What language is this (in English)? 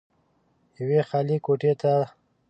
Pashto